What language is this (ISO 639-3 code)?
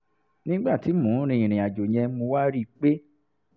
yor